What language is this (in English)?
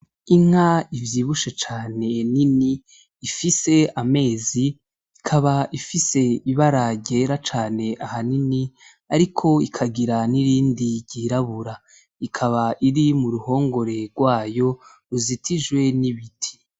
Rundi